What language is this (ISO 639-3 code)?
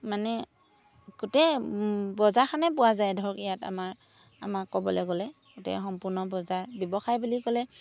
asm